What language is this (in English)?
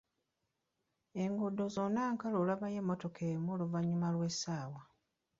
Ganda